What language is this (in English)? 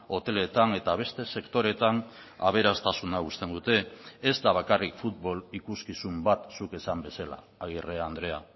Basque